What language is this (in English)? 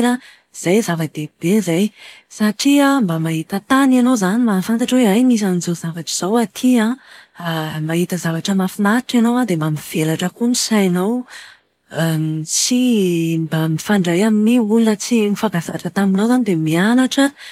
Malagasy